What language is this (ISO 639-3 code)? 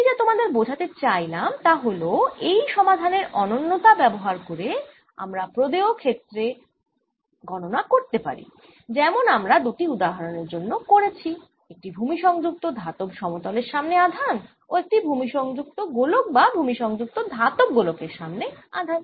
ben